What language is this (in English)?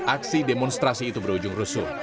Indonesian